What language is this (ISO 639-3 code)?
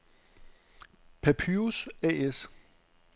dan